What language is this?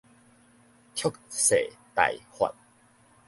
Min Nan Chinese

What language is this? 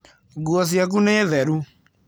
Kikuyu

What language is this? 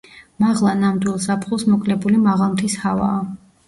Georgian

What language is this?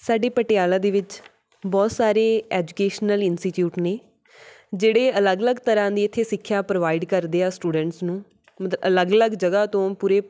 Punjabi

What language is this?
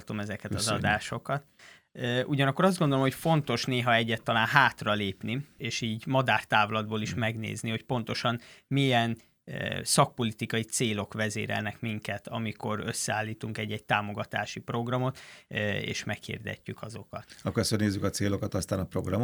Hungarian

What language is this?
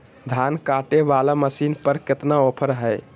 Magahi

